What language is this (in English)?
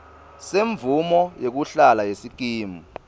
Swati